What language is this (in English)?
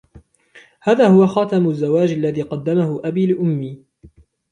Arabic